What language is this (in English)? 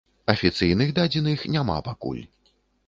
Belarusian